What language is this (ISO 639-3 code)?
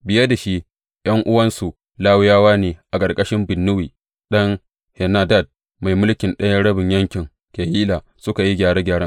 hau